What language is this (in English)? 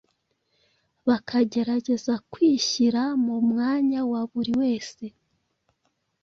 Kinyarwanda